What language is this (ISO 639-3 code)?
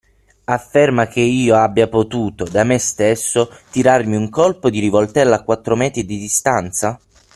ita